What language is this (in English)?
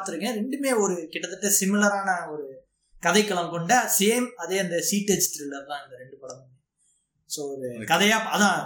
Tamil